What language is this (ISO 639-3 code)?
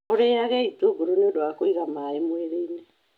kik